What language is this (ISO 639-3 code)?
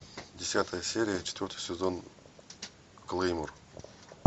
rus